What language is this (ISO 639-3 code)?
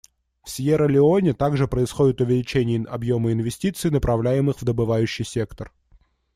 rus